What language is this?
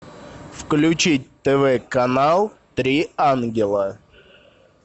Russian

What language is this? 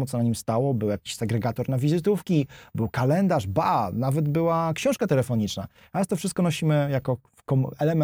Polish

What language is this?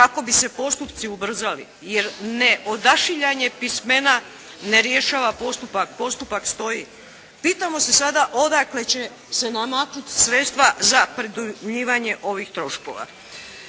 Croatian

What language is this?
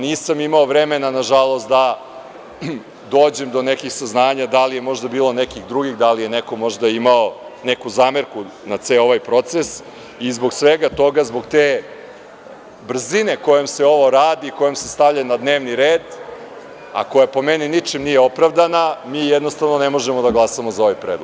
Serbian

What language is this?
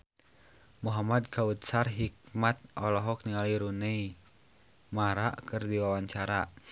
Sundanese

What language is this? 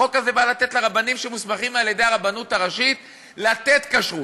Hebrew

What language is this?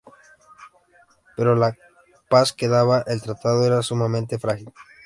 Spanish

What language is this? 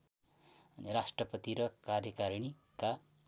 Nepali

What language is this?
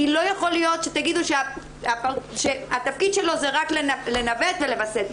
Hebrew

